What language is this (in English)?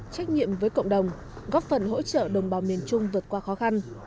Vietnamese